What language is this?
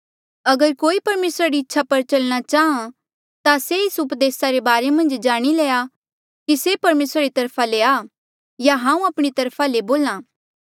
Mandeali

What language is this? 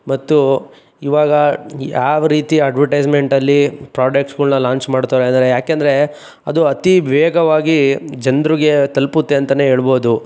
Kannada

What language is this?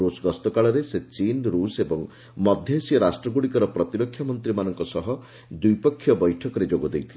Odia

